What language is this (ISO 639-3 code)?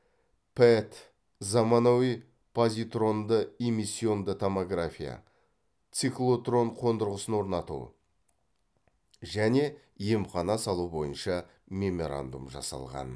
kaz